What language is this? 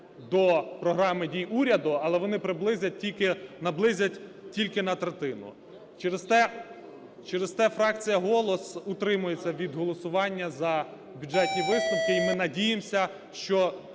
Ukrainian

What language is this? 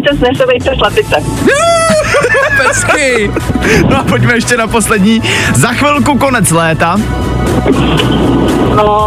Czech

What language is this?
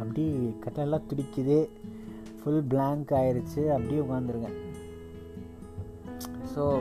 Tamil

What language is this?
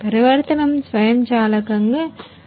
Telugu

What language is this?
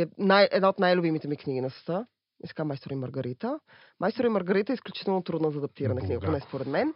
Bulgarian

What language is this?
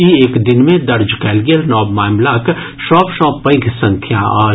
Maithili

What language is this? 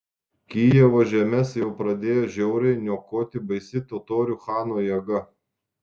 Lithuanian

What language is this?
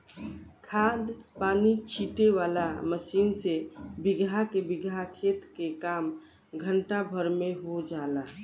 Bhojpuri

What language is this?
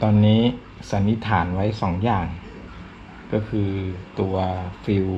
Thai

